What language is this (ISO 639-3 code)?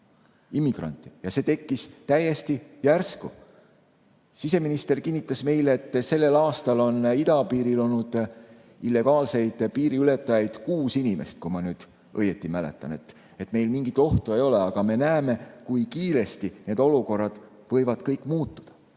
est